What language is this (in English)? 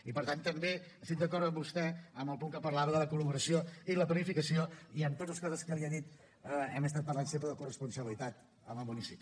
Catalan